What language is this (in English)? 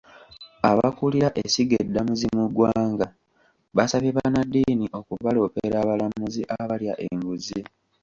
Ganda